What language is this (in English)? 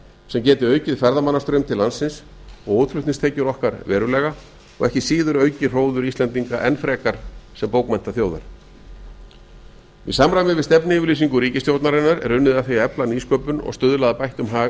Icelandic